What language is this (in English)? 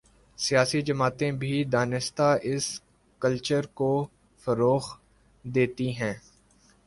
Urdu